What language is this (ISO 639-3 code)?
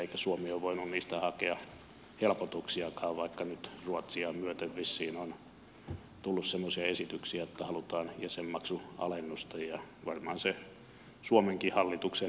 fin